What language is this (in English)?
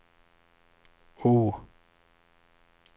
Swedish